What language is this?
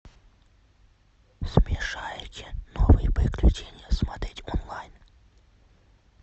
Russian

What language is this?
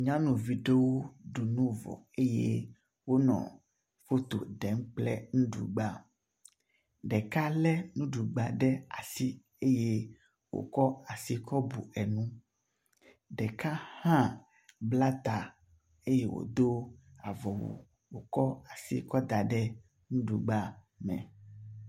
Ewe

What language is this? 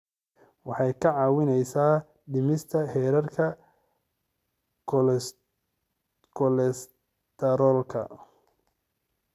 Somali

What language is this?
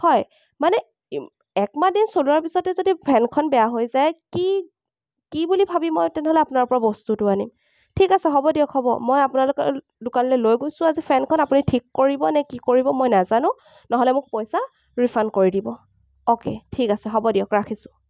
Assamese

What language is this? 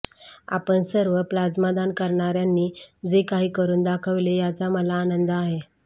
Marathi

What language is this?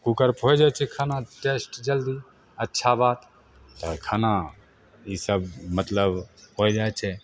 Maithili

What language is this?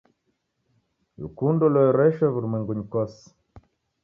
Taita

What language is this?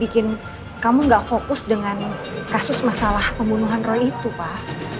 Indonesian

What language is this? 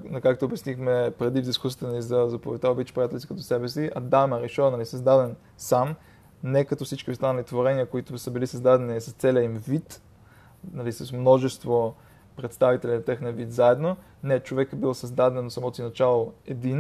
Bulgarian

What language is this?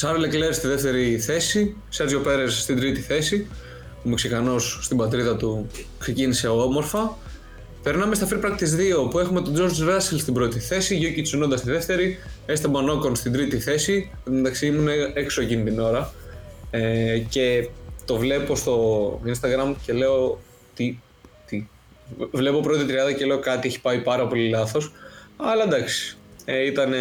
Greek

